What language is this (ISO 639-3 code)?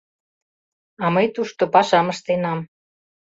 chm